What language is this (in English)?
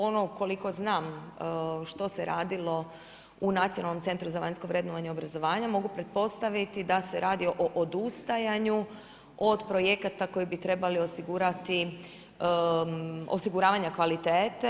Croatian